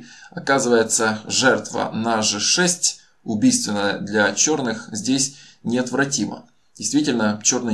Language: Russian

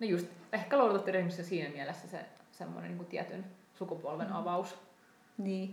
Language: Finnish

